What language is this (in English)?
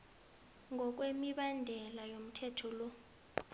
South Ndebele